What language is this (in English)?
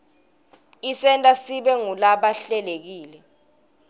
Swati